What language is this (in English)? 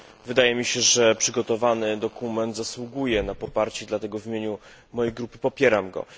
Polish